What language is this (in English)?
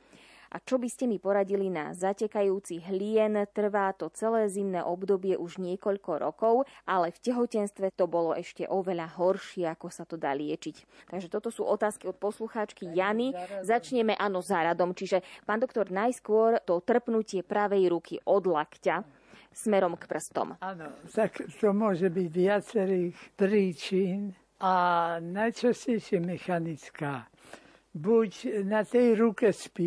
Slovak